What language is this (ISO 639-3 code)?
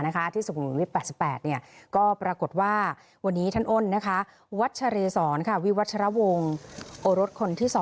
tha